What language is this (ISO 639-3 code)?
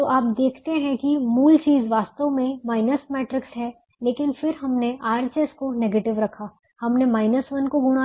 hin